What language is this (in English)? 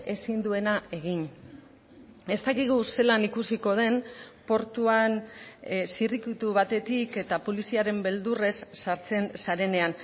Basque